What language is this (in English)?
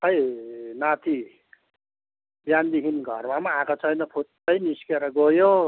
Nepali